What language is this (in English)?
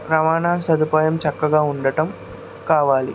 Telugu